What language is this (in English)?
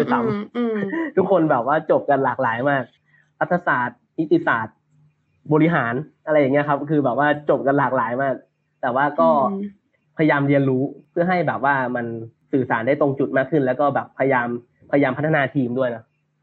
Thai